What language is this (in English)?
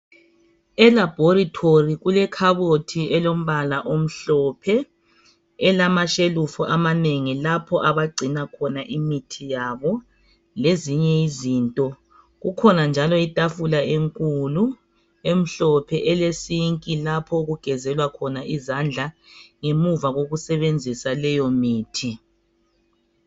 North Ndebele